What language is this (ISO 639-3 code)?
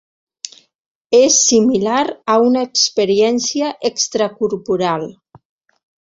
cat